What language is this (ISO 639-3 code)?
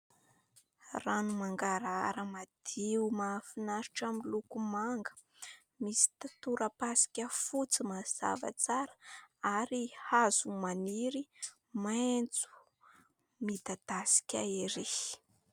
mlg